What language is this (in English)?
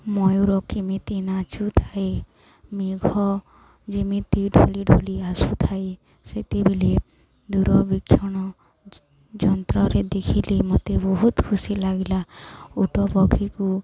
Odia